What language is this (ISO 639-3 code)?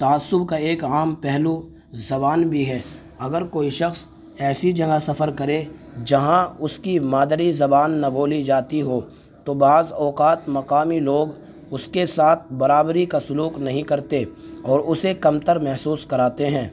urd